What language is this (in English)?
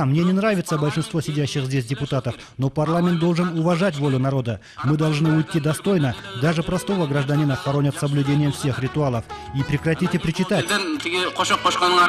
Russian